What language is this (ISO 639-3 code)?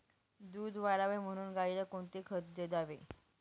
mar